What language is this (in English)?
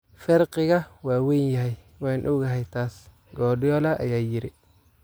Somali